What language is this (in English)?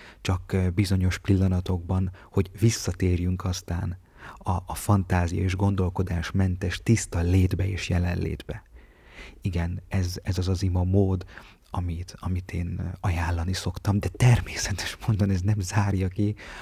Hungarian